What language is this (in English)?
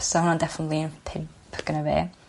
Welsh